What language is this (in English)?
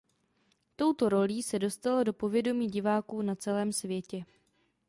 Czech